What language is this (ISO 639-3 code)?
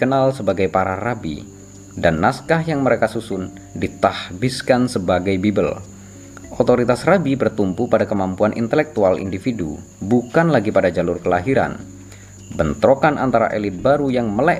ind